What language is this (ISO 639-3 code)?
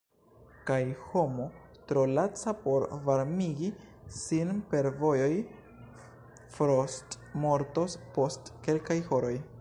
epo